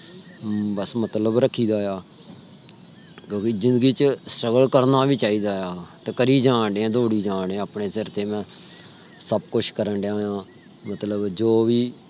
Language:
Punjabi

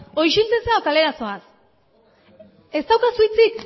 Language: Basque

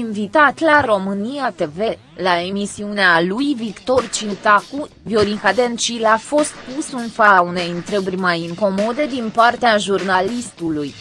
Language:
Romanian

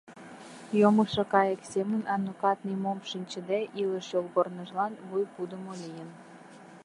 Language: Mari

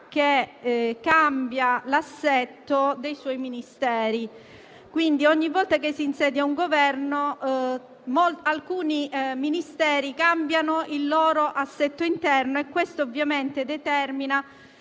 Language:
Italian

